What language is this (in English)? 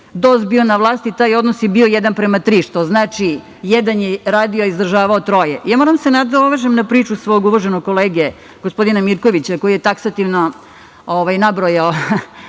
Serbian